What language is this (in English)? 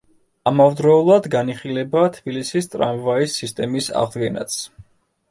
Georgian